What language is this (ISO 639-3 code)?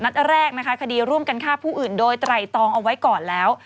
tha